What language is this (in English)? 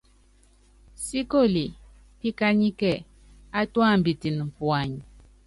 Yangben